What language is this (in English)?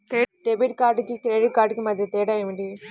Telugu